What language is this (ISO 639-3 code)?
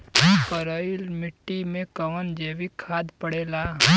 bho